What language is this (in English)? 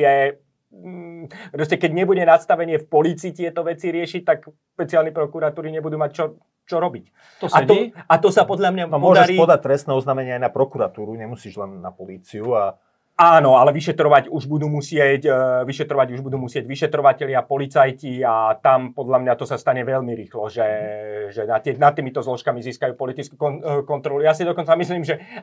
Slovak